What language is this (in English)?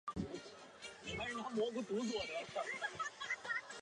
Chinese